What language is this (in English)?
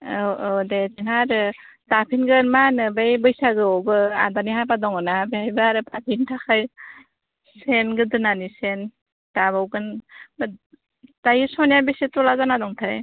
Bodo